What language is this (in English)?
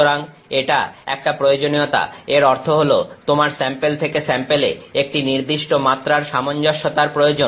Bangla